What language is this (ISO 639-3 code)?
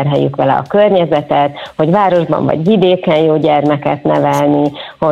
hun